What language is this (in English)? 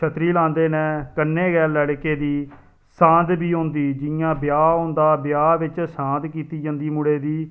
Dogri